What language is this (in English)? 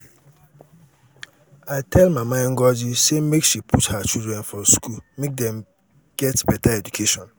Nigerian Pidgin